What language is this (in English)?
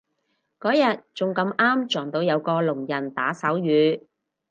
Cantonese